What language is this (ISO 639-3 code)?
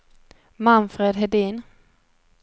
swe